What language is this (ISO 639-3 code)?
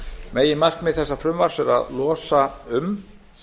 isl